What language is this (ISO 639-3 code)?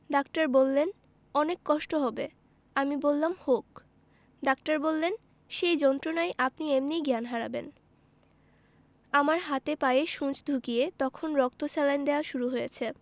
ben